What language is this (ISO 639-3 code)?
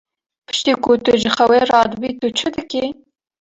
kur